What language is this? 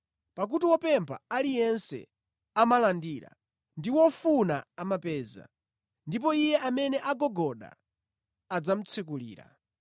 Nyanja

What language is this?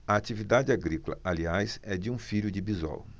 Portuguese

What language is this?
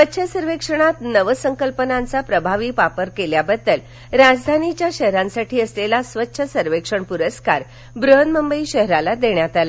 Marathi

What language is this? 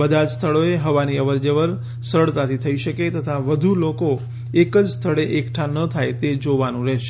Gujarati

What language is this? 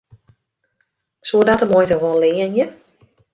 Western Frisian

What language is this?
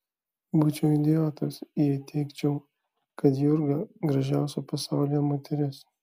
Lithuanian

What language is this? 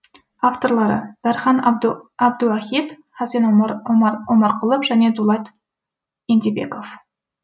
Kazakh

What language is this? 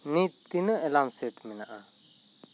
Santali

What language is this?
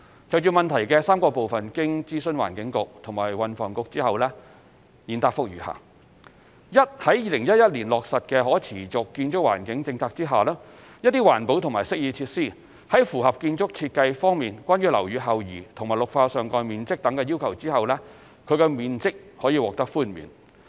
Cantonese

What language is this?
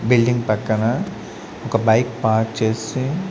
Telugu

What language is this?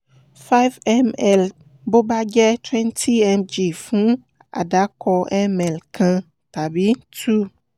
Yoruba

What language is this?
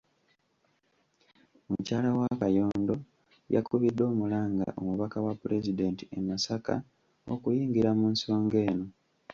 Ganda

